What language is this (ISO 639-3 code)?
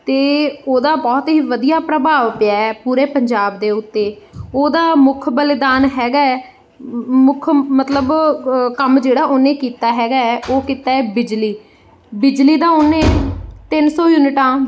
pan